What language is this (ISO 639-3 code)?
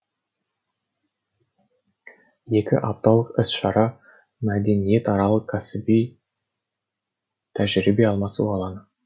kaz